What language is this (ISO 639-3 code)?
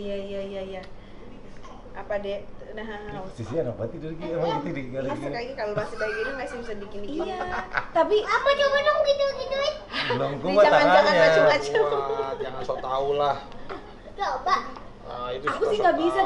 ind